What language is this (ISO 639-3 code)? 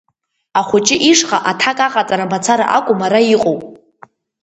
abk